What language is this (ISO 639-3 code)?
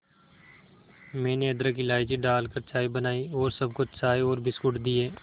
hin